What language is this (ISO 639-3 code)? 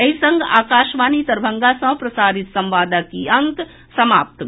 mai